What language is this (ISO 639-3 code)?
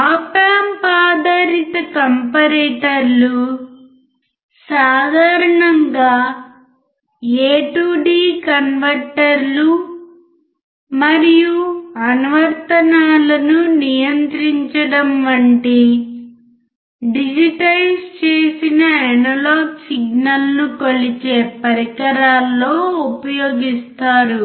tel